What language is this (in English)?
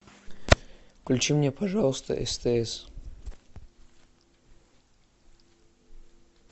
Russian